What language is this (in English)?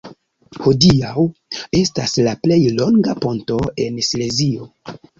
Esperanto